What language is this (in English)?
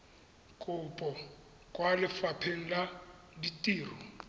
Tswana